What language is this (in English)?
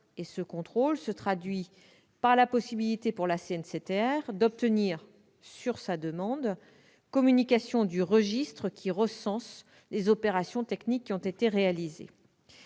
French